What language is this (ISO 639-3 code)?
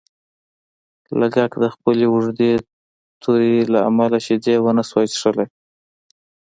pus